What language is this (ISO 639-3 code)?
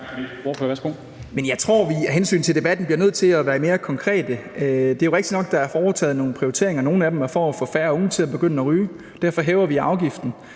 dan